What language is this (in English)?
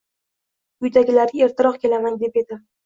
Uzbek